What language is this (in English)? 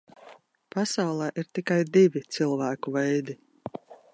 Latvian